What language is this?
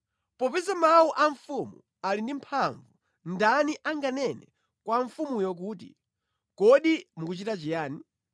Nyanja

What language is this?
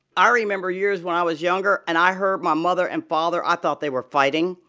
English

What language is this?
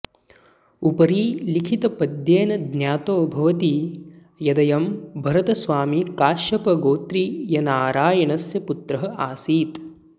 Sanskrit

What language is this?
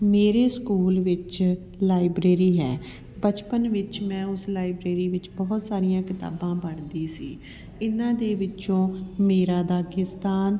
Punjabi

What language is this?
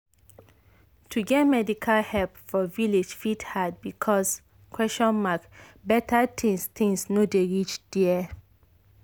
Nigerian Pidgin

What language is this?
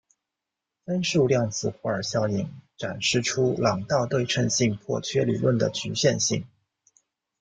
Chinese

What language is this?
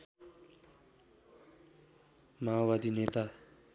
Nepali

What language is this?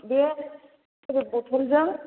Bodo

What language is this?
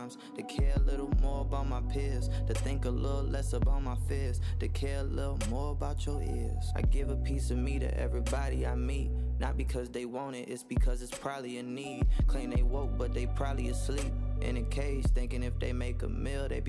Swedish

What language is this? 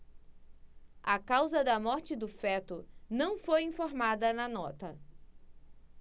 Portuguese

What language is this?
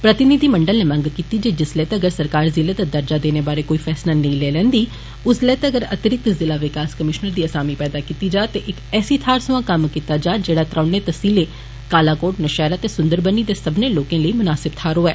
Dogri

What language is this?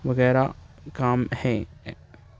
Urdu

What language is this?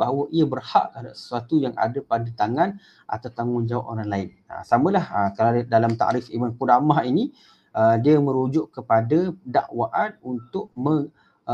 Malay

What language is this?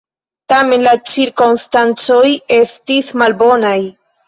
Esperanto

